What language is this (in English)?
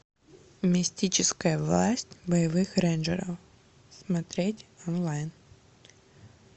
Russian